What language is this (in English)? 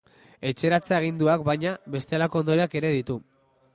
Basque